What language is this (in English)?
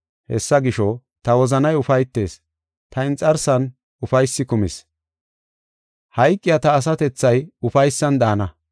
Gofa